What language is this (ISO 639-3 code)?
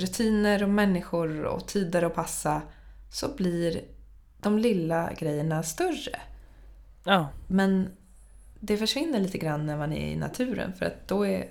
swe